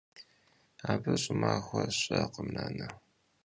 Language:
Kabardian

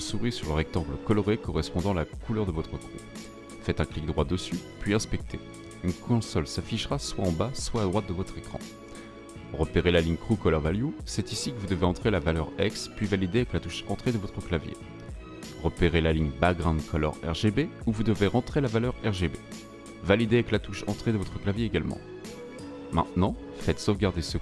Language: French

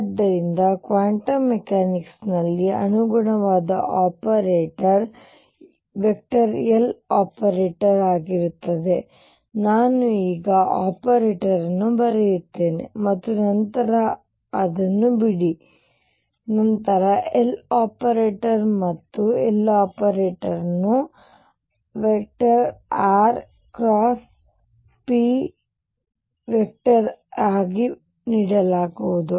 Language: Kannada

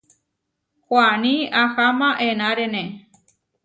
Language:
Huarijio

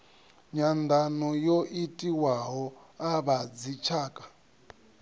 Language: Venda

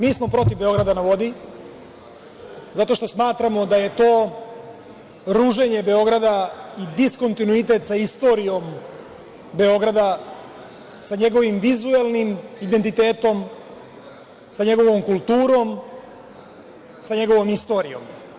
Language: Serbian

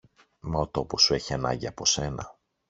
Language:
Greek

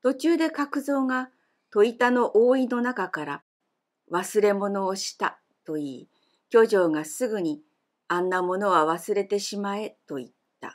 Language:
Japanese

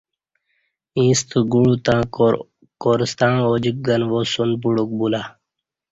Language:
Kati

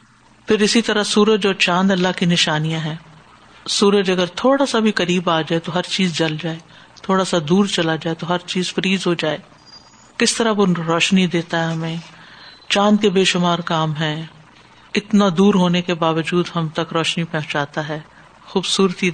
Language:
Urdu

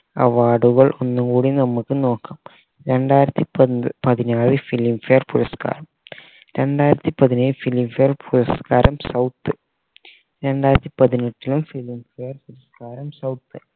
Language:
Malayalam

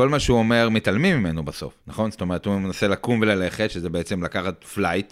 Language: Hebrew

